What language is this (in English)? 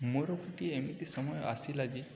Odia